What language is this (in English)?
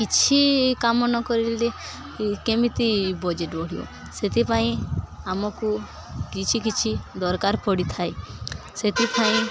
Odia